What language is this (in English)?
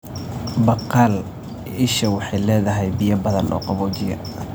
Somali